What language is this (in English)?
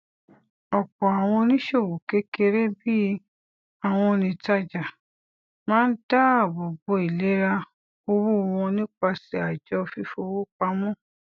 Yoruba